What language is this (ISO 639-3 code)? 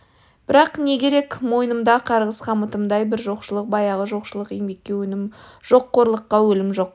kaz